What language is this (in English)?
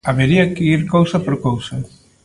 Galician